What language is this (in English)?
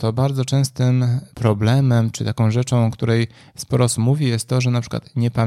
Polish